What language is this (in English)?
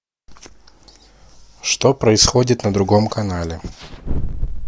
Russian